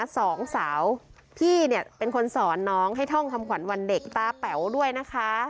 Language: Thai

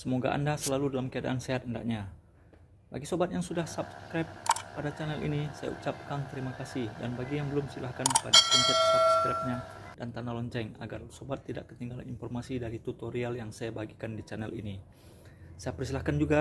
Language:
Indonesian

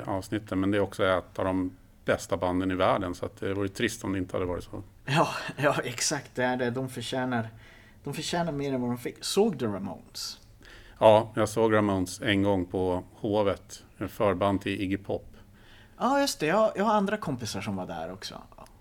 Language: Swedish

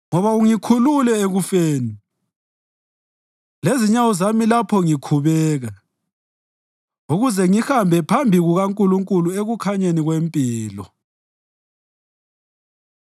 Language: North Ndebele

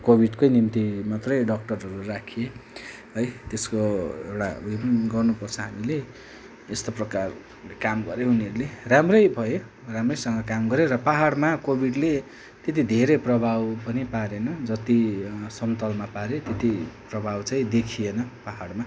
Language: Nepali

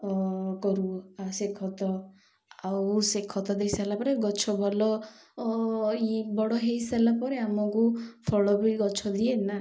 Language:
Odia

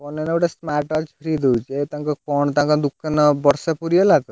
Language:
Odia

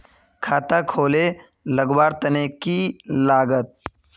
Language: Magahi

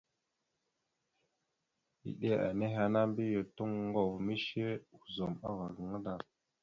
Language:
Mada (Cameroon)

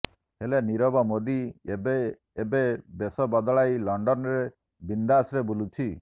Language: Odia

